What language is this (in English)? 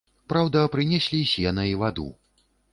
Belarusian